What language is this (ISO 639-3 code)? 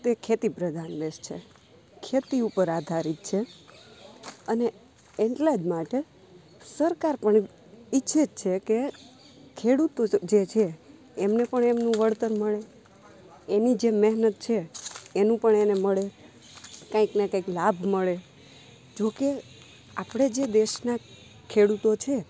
guj